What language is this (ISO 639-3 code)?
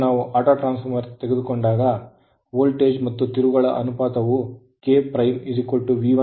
kan